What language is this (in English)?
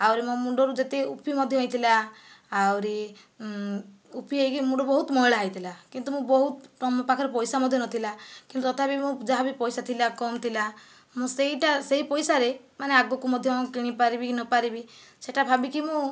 Odia